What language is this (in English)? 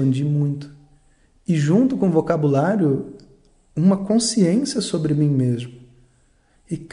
Portuguese